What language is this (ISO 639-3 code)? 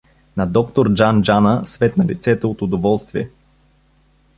bul